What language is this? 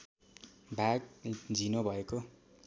Nepali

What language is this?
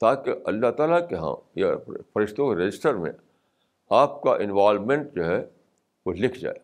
Urdu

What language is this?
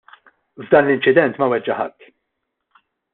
Maltese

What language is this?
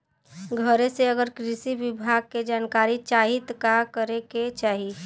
Bhojpuri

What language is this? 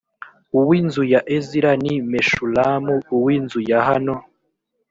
Kinyarwanda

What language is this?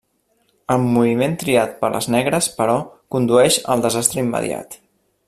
Catalan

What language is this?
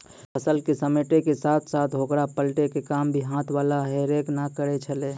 Maithili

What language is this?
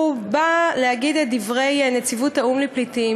Hebrew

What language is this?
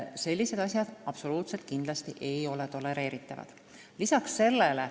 Estonian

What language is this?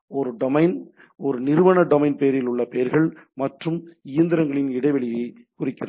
Tamil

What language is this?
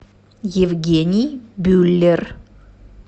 Russian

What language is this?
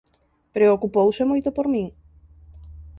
Galician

